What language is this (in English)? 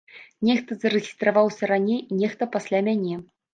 Belarusian